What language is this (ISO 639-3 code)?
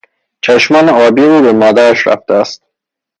fas